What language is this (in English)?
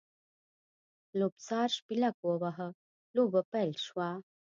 Pashto